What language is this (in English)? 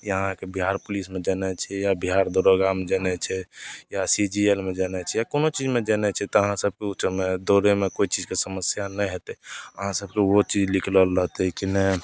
Maithili